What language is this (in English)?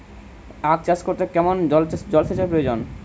Bangla